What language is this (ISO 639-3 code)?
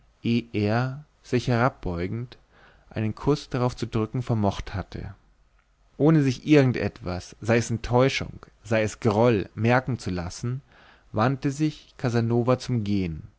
deu